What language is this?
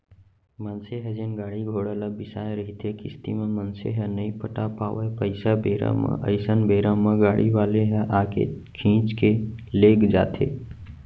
Chhattisgarhi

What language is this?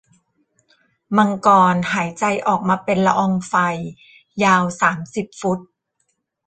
Thai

